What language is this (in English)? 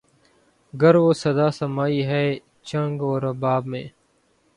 Urdu